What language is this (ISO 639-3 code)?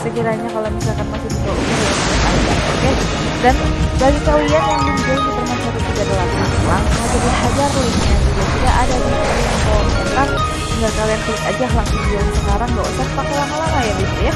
ind